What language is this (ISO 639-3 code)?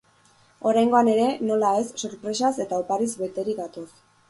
eus